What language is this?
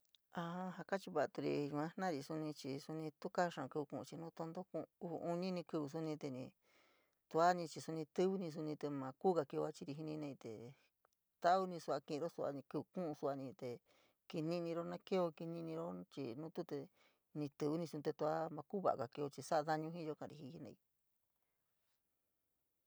San Miguel El Grande Mixtec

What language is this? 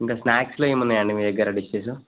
Telugu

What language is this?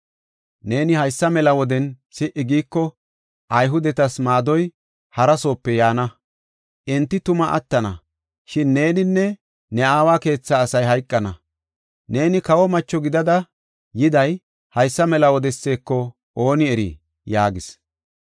Gofa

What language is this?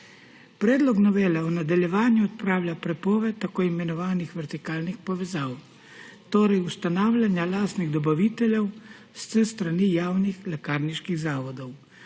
Slovenian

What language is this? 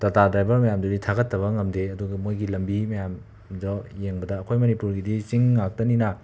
Manipuri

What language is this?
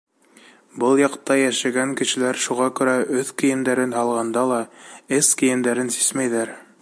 Bashkir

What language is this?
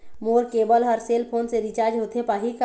Chhattisgarhi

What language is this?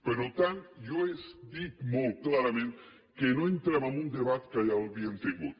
Catalan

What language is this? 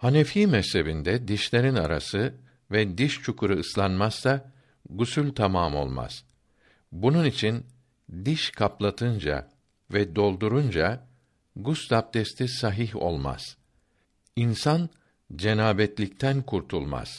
Turkish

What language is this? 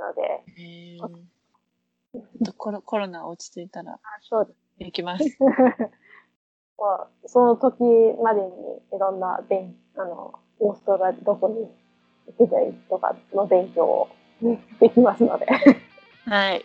Japanese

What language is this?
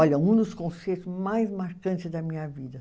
Portuguese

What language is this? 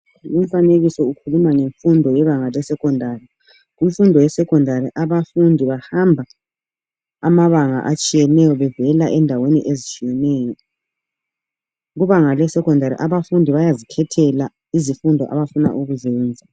North Ndebele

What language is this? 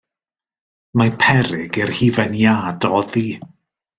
Welsh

